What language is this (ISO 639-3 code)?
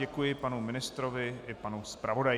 ces